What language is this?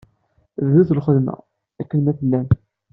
Kabyle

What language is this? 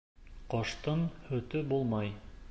Bashkir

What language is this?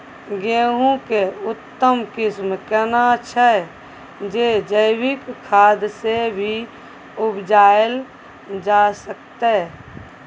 Maithili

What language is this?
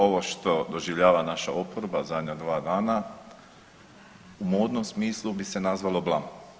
Croatian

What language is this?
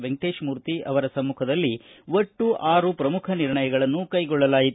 Kannada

